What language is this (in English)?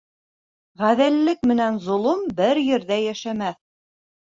Bashkir